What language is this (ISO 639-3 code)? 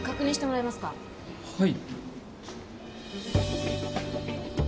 jpn